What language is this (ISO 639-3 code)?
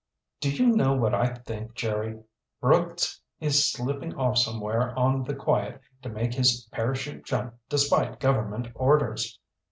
eng